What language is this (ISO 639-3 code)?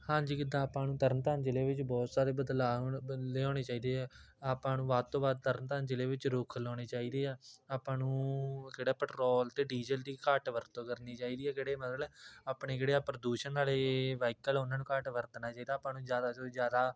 pan